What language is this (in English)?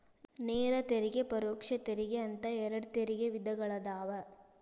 Kannada